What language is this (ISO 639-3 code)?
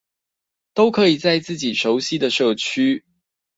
zho